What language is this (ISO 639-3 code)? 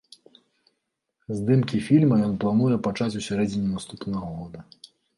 bel